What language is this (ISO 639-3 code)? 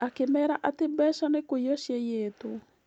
kik